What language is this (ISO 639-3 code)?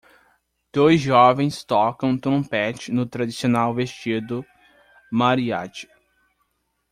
por